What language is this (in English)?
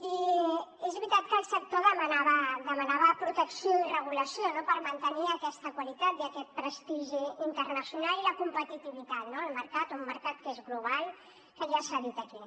Catalan